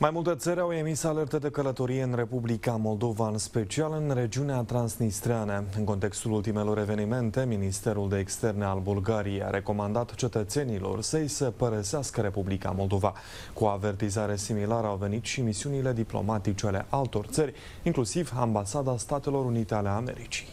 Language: Romanian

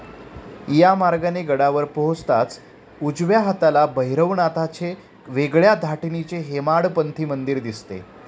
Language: Marathi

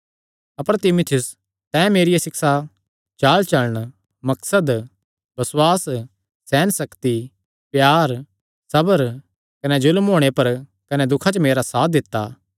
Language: Kangri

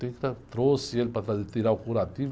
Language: Portuguese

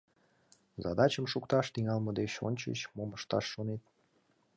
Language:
Mari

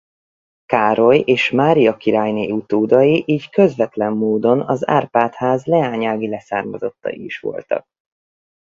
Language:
Hungarian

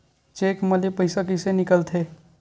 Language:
Chhattisgarhi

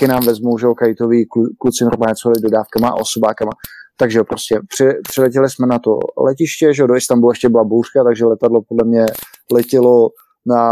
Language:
Czech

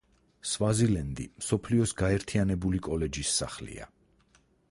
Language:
Georgian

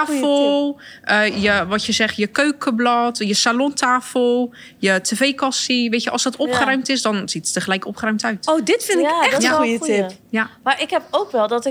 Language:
Dutch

